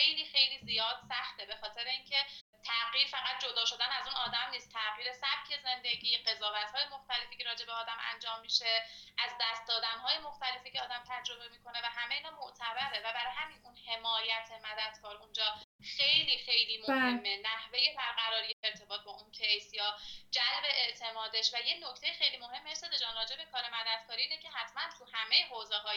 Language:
Persian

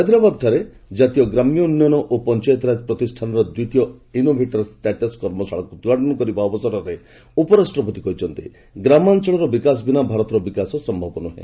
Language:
Odia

